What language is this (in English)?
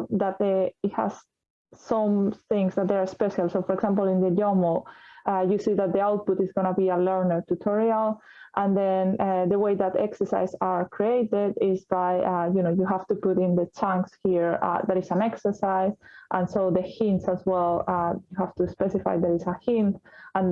English